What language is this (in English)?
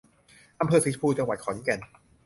Thai